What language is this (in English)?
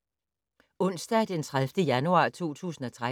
Danish